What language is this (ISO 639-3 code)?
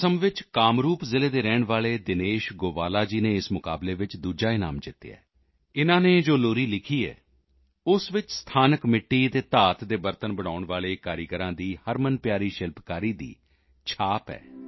pan